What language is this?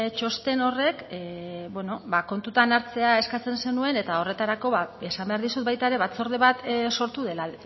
Basque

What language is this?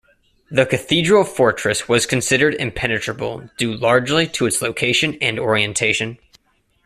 English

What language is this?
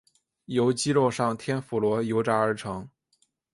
Chinese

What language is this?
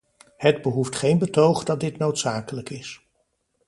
Dutch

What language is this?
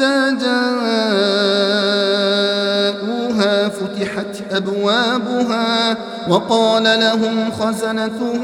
Arabic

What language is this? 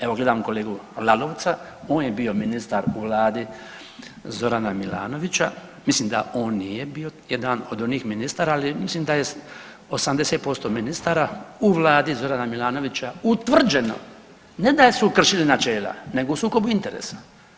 Croatian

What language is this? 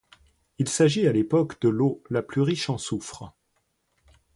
French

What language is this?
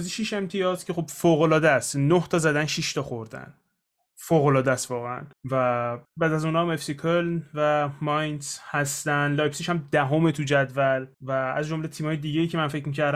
Persian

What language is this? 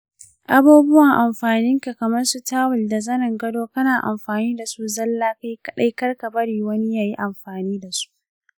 Hausa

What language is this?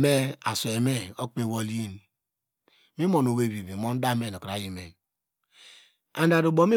Degema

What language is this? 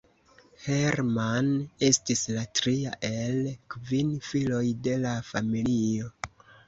Esperanto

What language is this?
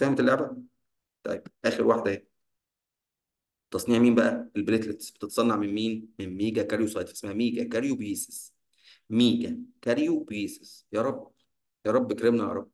Arabic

